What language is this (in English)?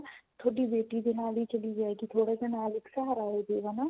Punjabi